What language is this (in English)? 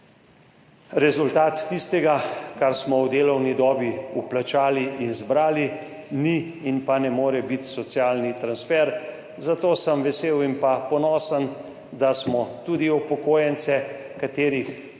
Slovenian